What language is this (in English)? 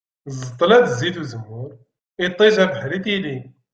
Kabyle